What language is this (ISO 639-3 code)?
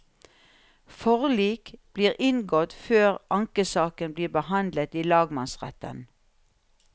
nor